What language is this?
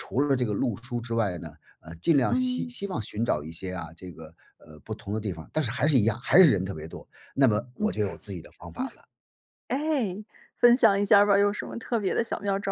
Chinese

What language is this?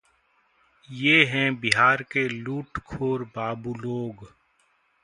Hindi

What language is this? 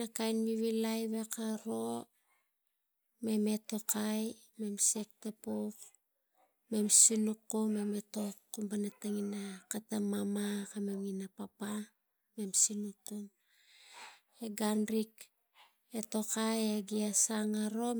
Tigak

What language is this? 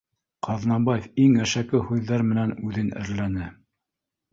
Bashkir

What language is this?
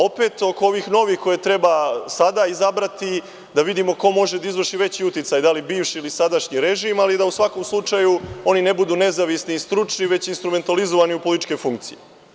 Serbian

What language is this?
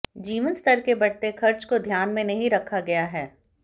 Hindi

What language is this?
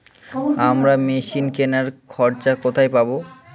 Bangla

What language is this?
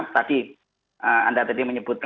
Indonesian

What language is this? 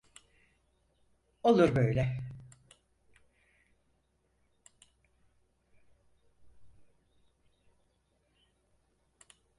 Turkish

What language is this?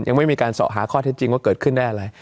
Thai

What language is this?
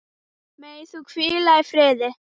Icelandic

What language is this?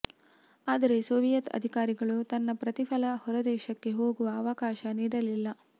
Kannada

